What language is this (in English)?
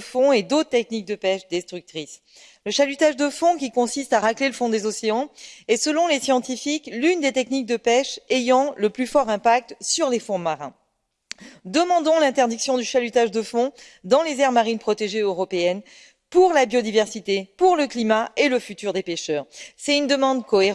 French